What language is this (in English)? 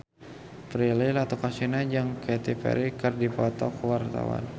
Sundanese